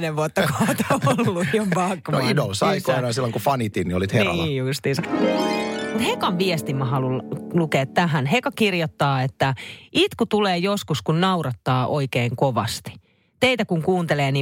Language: Finnish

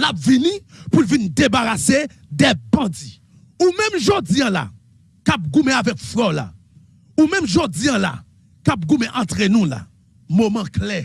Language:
French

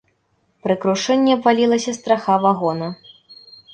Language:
Belarusian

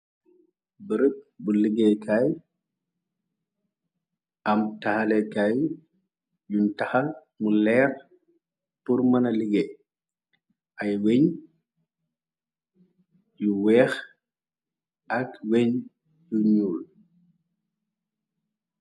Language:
Wolof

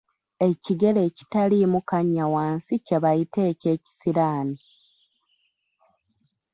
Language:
Ganda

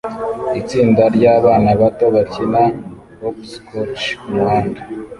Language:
Kinyarwanda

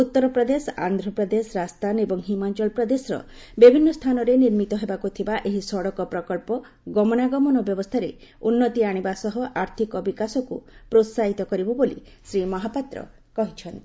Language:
Odia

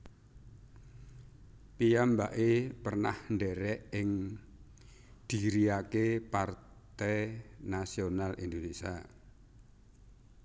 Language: Javanese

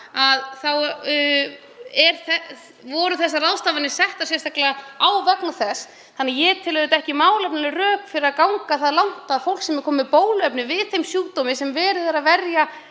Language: Icelandic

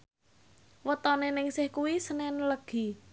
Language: Javanese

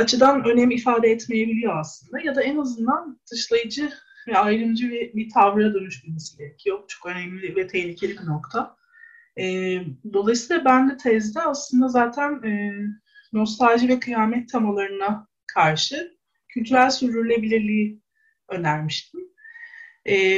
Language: Turkish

